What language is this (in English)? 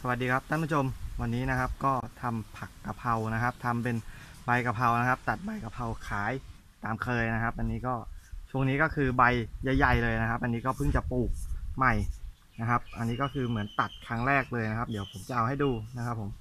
Thai